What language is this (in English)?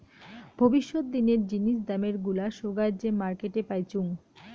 Bangla